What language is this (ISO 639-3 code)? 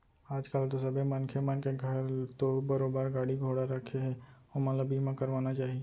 hne